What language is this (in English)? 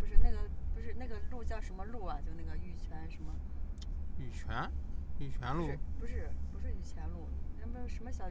Chinese